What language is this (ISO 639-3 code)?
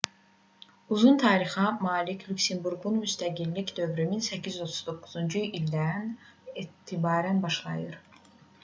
aze